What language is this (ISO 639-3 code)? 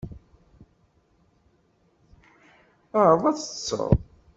kab